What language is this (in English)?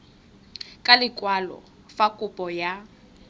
Tswana